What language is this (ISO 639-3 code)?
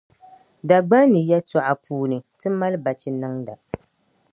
dag